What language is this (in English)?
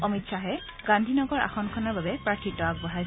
Assamese